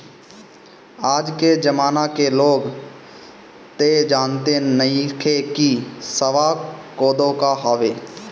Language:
Bhojpuri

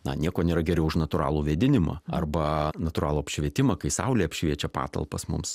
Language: Lithuanian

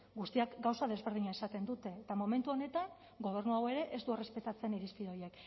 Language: Basque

